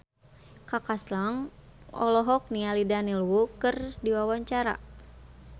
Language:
Sundanese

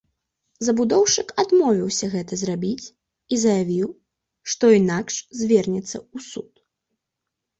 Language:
Belarusian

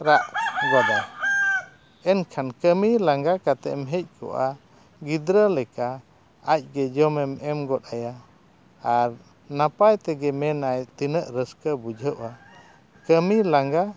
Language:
Santali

